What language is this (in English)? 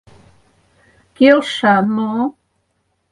Mari